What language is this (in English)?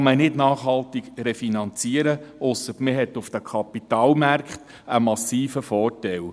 Swiss German